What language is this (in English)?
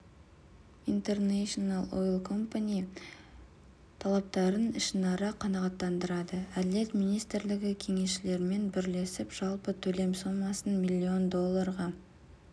Kazakh